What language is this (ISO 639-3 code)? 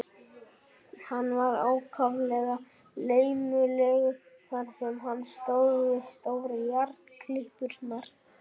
isl